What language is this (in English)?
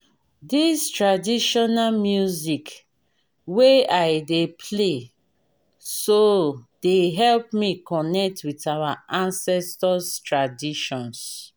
Nigerian Pidgin